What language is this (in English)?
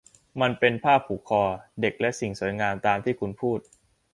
Thai